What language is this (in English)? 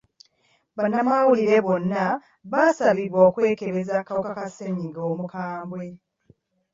Ganda